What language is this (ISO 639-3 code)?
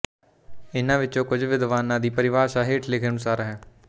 pan